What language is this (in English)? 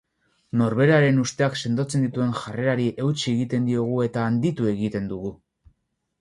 Basque